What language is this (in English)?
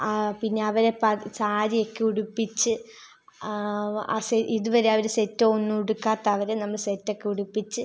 Malayalam